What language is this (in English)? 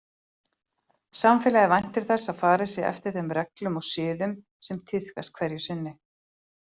Icelandic